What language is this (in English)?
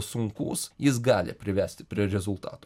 Lithuanian